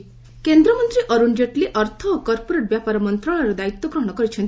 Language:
Odia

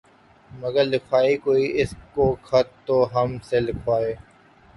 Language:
Urdu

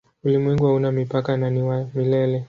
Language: Swahili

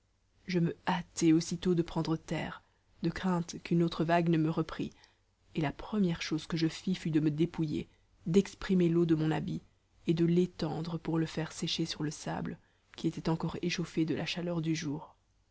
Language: French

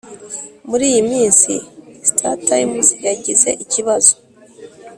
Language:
Kinyarwanda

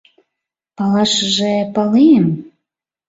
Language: Mari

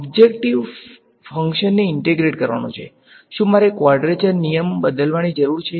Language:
Gujarati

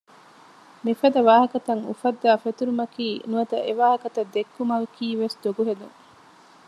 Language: Divehi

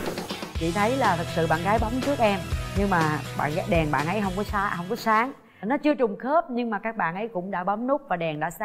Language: Vietnamese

